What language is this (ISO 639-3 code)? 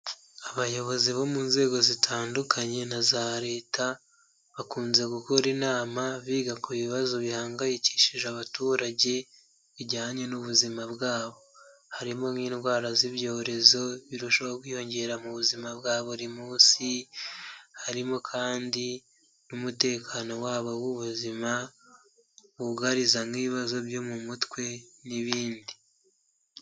kin